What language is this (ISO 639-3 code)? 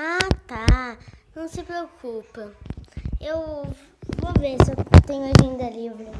por